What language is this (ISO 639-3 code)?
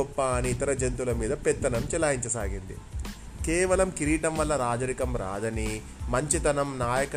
tel